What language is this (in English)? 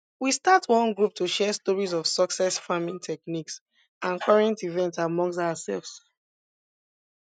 Nigerian Pidgin